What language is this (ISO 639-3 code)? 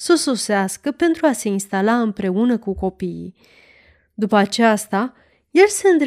ron